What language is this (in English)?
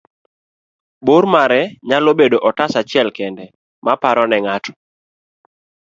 Luo (Kenya and Tanzania)